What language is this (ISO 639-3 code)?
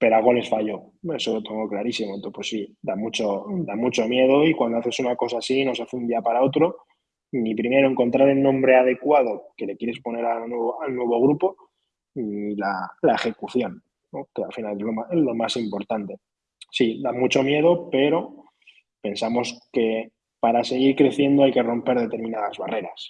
spa